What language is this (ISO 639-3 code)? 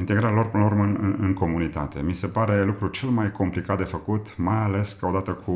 ron